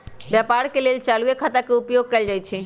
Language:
Magahi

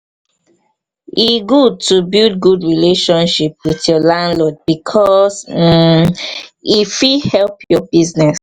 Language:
Nigerian Pidgin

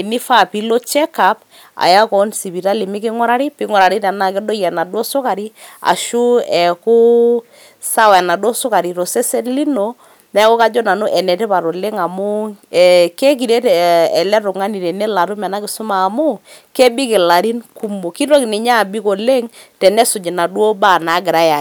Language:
Masai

